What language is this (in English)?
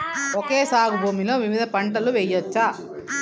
Telugu